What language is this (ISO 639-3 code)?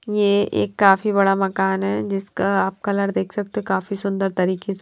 hin